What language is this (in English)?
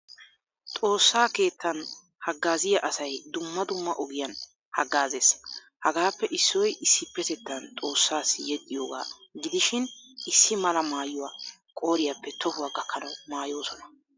Wolaytta